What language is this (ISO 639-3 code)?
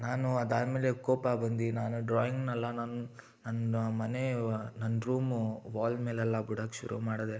kan